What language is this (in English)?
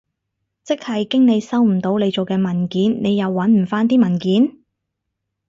Cantonese